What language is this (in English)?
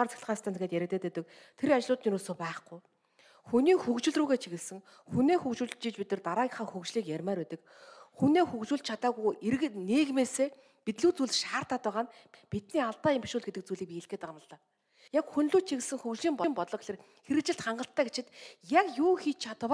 Arabic